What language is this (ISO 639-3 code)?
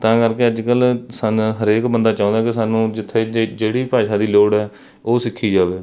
pan